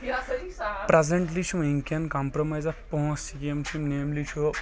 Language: Kashmiri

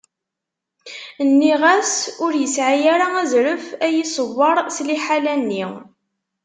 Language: Kabyle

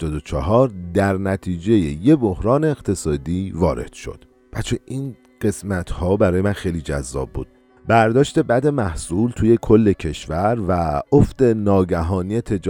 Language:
Persian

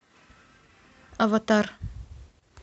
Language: Russian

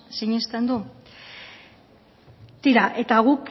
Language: Basque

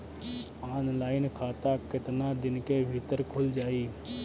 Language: Bhojpuri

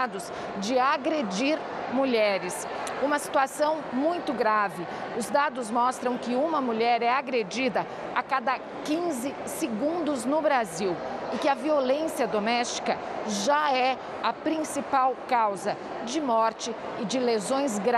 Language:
Portuguese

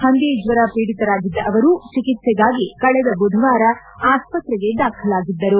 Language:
Kannada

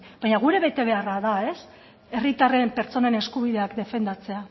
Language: Basque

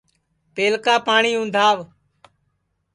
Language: Sansi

